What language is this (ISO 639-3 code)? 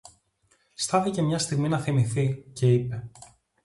ell